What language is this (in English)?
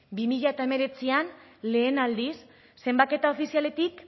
Basque